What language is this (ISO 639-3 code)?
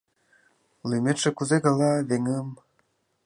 chm